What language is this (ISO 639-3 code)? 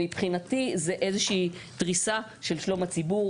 heb